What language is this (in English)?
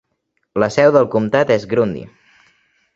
Catalan